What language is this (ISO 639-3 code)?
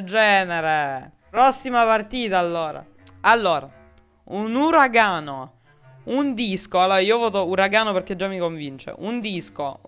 ita